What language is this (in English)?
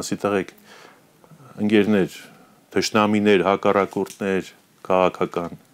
Romanian